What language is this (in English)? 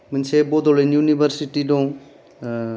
Bodo